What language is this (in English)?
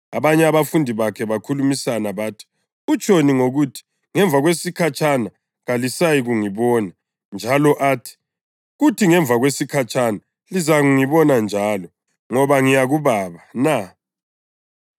North Ndebele